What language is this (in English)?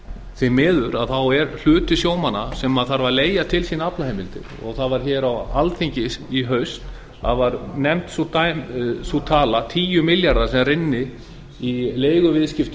Icelandic